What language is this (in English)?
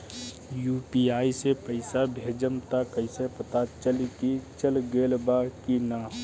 Bhojpuri